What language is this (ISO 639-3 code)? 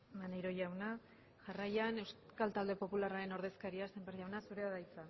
eus